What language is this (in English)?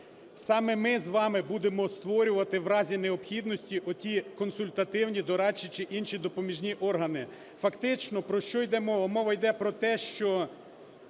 Ukrainian